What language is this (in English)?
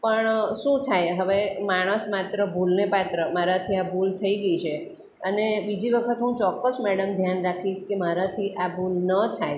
Gujarati